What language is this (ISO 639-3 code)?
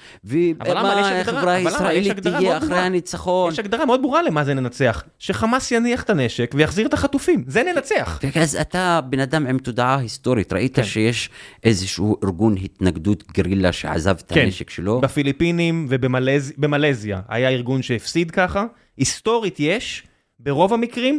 heb